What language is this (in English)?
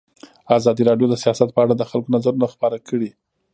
Pashto